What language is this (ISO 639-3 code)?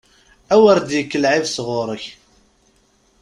kab